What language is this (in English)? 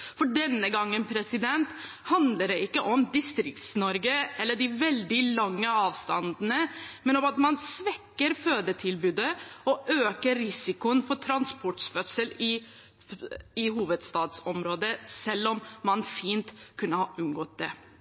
Norwegian Bokmål